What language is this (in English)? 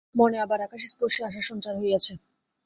Bangla